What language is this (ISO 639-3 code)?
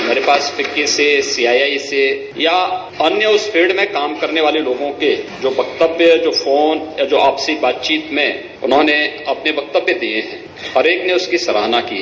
hin